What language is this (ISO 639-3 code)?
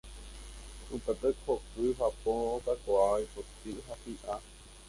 grn